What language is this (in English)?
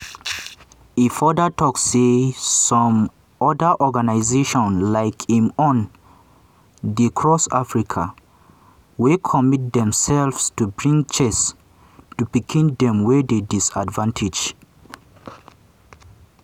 Nigerian Pidgin